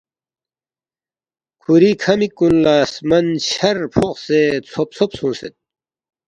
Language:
Balti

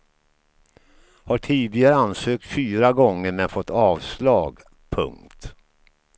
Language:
Swedish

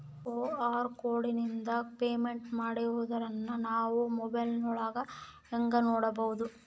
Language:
Kannada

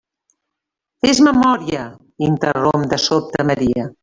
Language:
Catalan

